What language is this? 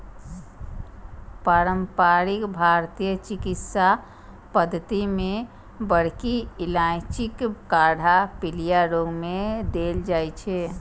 Maithili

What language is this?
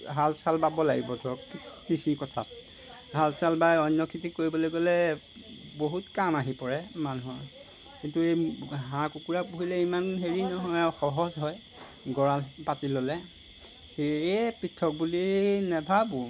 Assamese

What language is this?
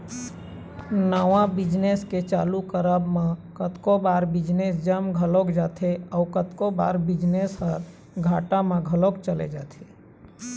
Chhattisgarhi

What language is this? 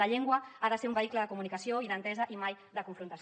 Catalan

